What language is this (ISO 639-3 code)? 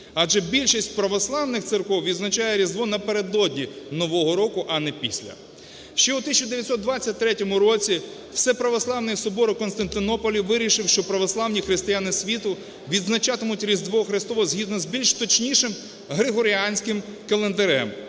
ukr